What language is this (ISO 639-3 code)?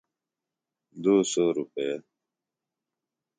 phl